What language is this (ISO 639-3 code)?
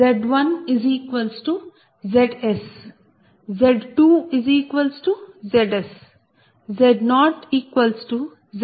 tel